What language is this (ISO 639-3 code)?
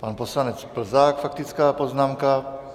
ces